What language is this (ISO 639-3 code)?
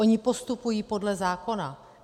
ces